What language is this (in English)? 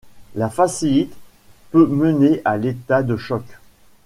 French